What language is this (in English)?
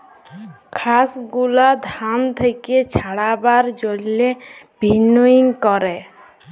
Bangla